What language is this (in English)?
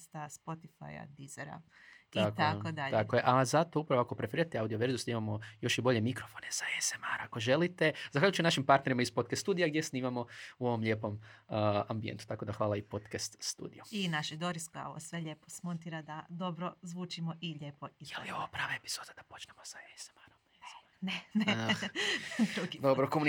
Croatian